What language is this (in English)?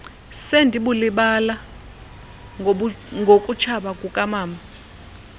Xhosa